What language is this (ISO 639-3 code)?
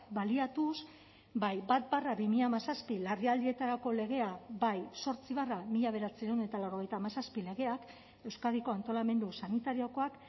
eus